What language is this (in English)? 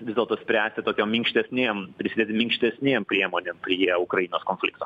Lithuanian